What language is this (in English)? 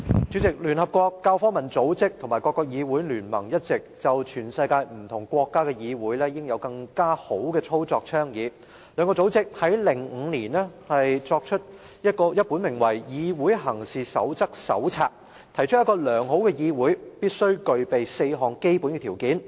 Cantonese